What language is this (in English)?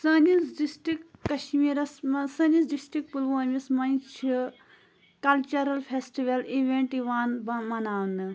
Kashmiri